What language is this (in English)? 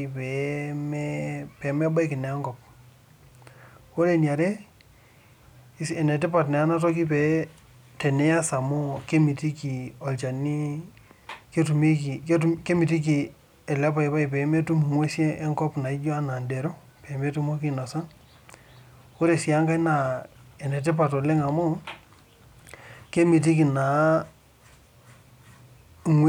Masai